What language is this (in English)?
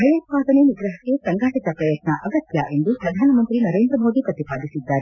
Kannada